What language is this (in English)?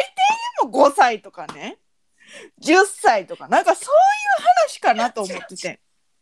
Japanese